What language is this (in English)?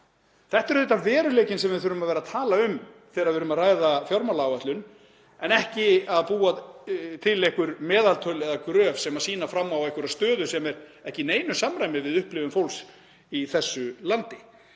Icelandic